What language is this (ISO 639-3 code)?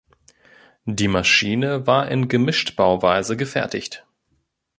deu